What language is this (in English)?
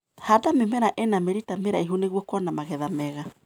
Kikuyu